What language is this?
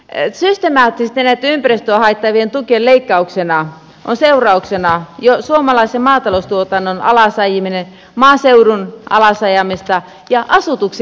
Finnish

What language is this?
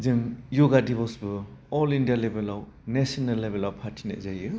Bodo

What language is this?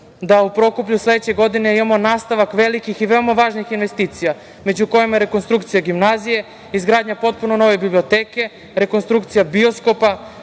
Serbian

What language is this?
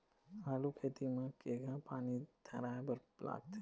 Chhattisgarhi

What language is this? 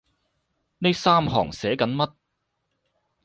Cantonese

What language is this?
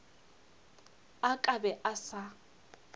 Northern Sotho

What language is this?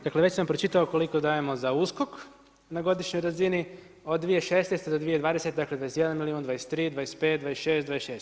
Croatian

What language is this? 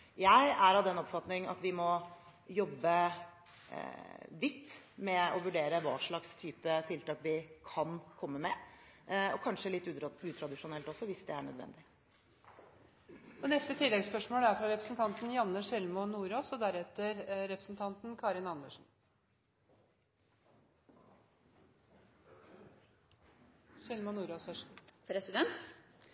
Norwegian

